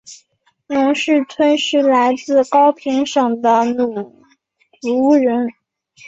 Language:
Chinese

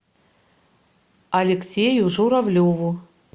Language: Russian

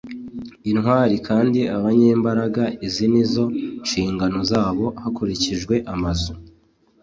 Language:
Kinyarwanda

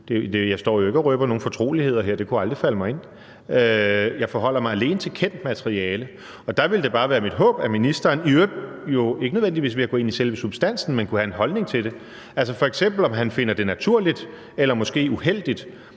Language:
Danish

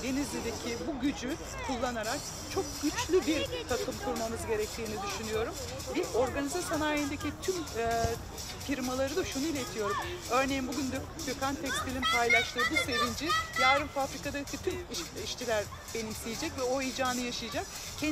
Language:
Turkish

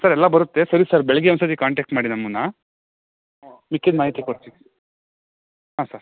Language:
Kannada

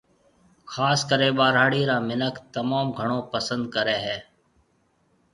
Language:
Marwari (Pakistan)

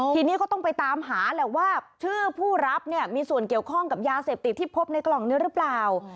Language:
Thai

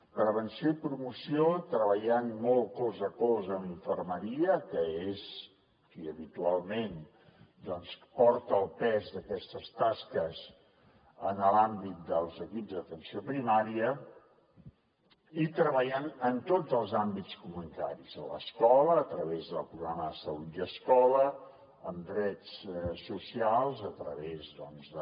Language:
Catalan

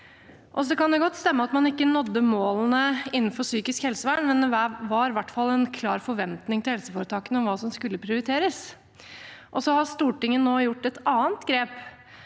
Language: Norwegian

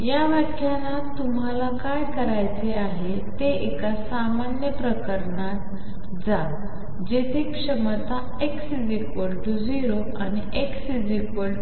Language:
Marathi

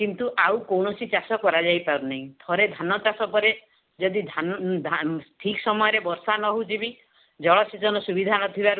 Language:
Odia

